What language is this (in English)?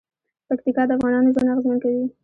Pashto